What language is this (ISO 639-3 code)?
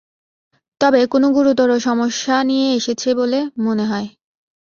ben